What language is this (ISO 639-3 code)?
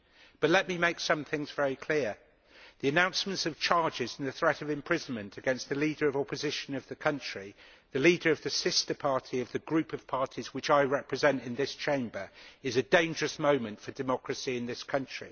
eng